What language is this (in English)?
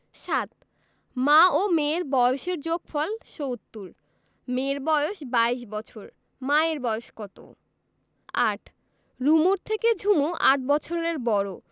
Bangla